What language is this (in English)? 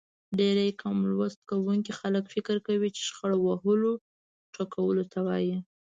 Pashto